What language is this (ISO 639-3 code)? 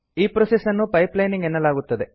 kan